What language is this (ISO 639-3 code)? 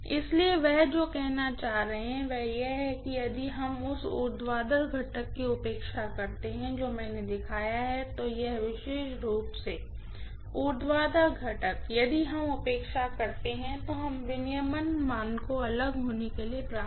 hin